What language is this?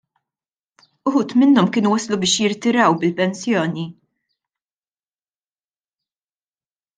Maltese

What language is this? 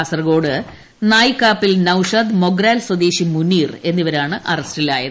Malayalam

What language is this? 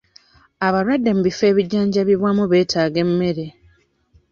Ganda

